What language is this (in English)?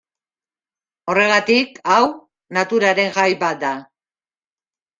Basque